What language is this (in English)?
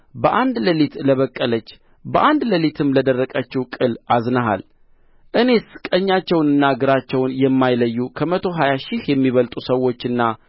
Amharic